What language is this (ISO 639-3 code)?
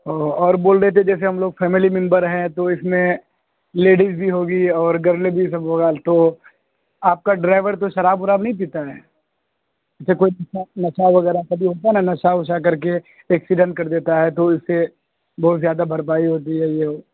urd